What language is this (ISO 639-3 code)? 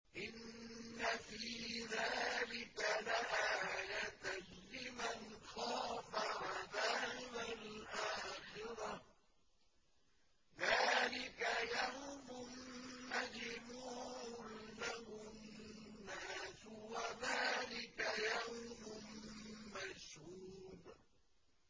ara